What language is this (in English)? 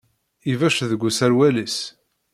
Kabyle